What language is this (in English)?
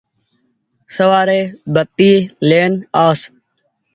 Goaria